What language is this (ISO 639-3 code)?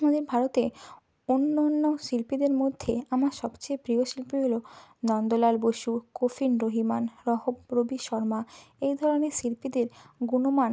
ben